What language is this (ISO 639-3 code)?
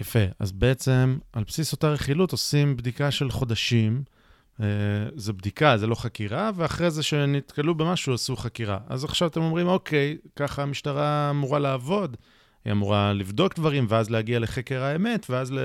heb